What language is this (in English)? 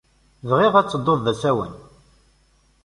Kabyle